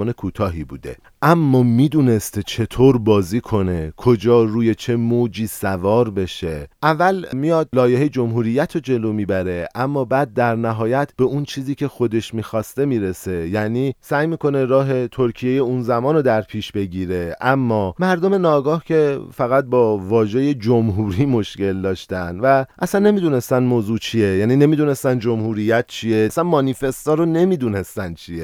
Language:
Persian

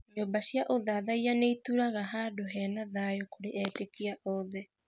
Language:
Kikuyu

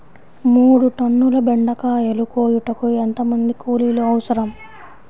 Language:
Telugu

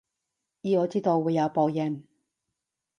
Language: Cantonese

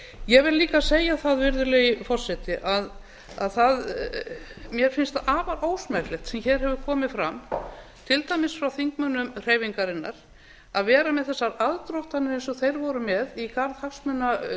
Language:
Icelandic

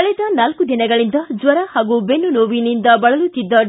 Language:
Kannada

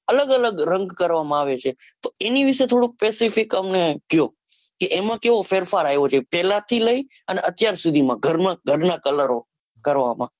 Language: Gujarati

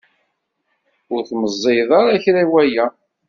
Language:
Kabyle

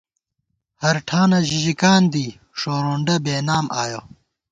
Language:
Gawar-Bati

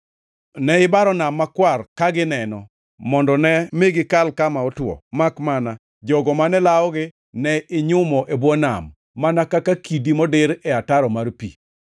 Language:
Luo (Kenya and Tanzania)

